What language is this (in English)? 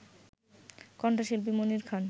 Bangla